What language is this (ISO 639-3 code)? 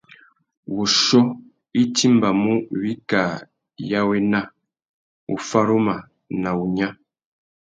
bag